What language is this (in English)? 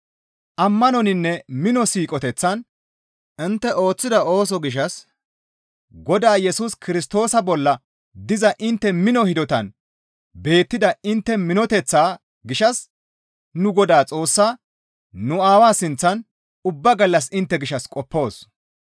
Gamo